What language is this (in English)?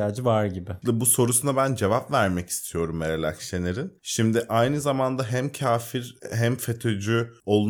Turkish